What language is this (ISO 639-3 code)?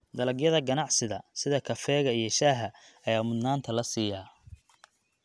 som